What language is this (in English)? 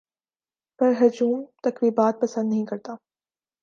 Urdu